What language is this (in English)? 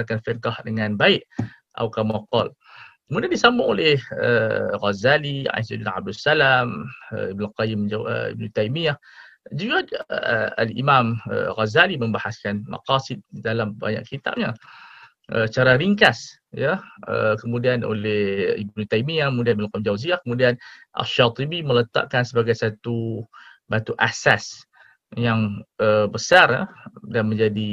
Malay